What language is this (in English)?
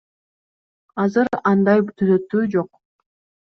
Kyrgyz